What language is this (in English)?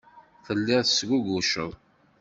Kabyle